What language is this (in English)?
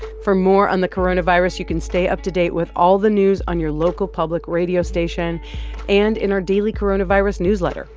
English